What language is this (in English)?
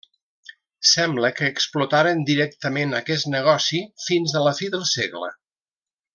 Catalan